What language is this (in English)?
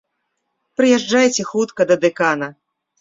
Belarusian